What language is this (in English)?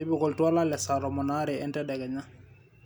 Masai